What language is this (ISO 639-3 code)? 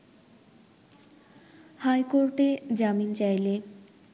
ben